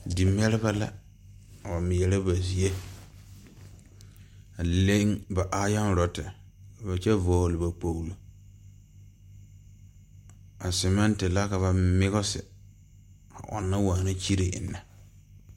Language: Southern Dagaare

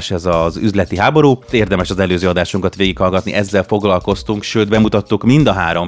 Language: Hungarian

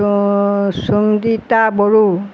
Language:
Assamese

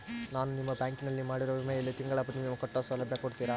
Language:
Kannada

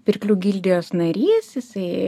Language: Lithuanian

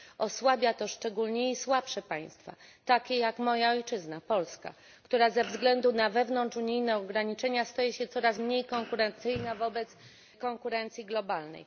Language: Polish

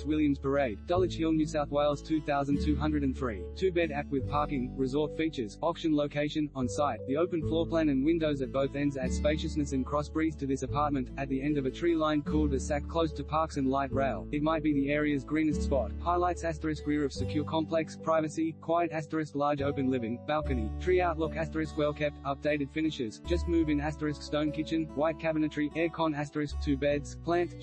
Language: English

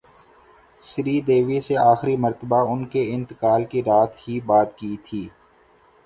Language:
Urdu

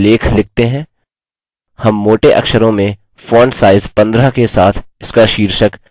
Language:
Hindi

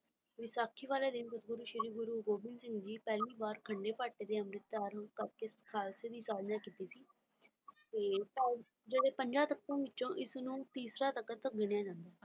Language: Punjabi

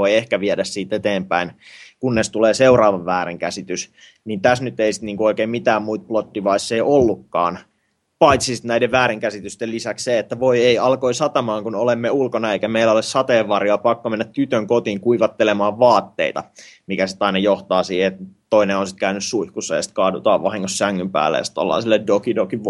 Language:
Finnish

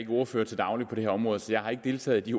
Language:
Danish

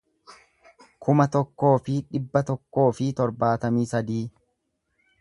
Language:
Oromo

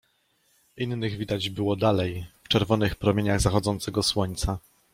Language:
Polish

